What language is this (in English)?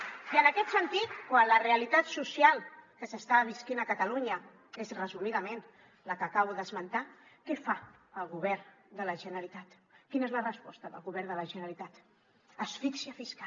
Catalan